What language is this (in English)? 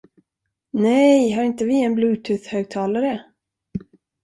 Swedish